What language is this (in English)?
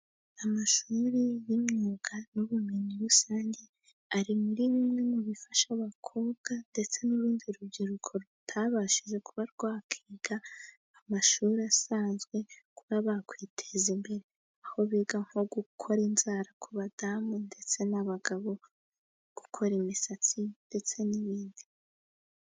Kinyarwanda